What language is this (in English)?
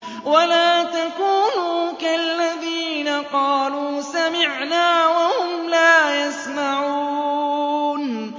Arabic